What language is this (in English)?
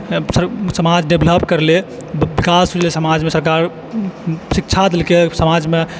Maithili